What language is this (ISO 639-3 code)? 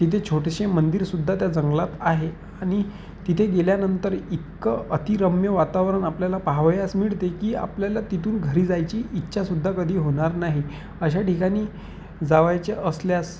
mar